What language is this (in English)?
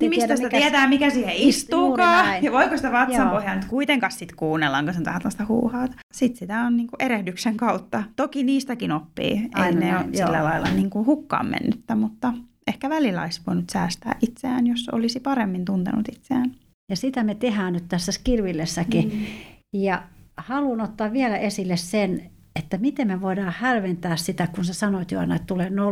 Finnish